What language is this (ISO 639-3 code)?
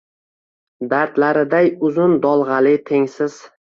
uzb